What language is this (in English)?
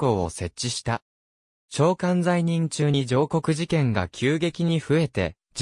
Japanese